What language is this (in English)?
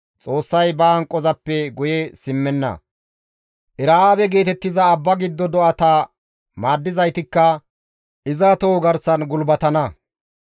Gamo